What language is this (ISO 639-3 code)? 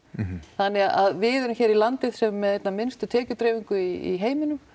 isl